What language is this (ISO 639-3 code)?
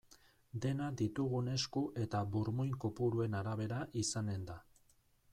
eus